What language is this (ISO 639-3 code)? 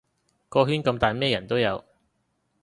yue